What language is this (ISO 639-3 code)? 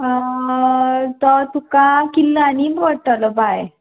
kok